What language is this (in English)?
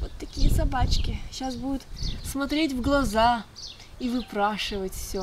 Russian